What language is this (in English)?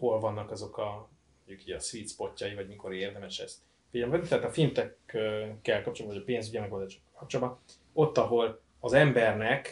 Hungarian